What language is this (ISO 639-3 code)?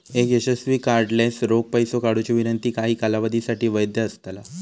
mar